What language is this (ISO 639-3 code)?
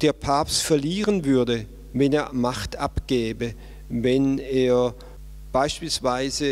deu